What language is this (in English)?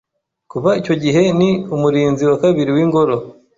Kinyarwanda